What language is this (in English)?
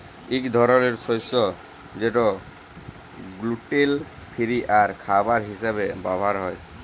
Bangla